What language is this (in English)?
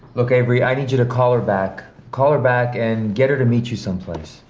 English